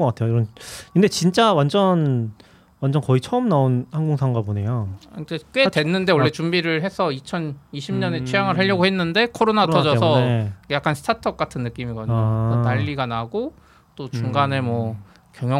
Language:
Korean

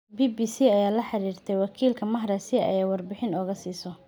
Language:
Somali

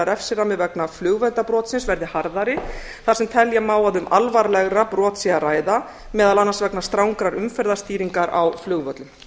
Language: Icelandic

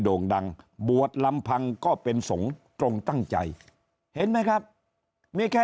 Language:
Thai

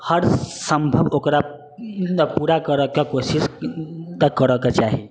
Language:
Maithili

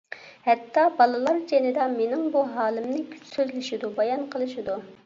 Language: Uyghur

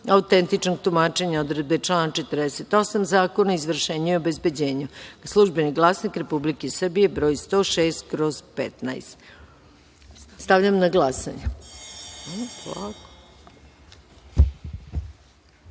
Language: Serbian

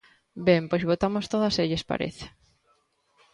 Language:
Galician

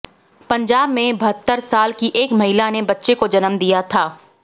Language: Hindi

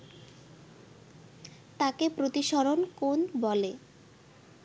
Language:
Bangla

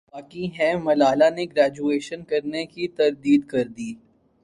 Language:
Urdu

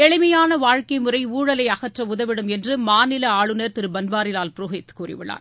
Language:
Tamil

